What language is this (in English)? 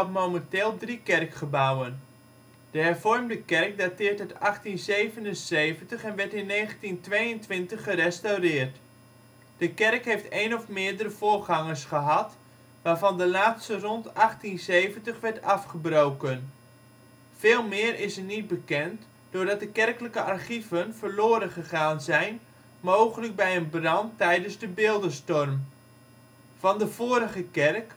Dutch